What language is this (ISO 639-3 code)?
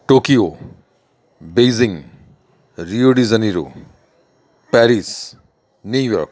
ben